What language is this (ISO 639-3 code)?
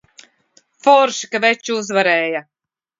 lav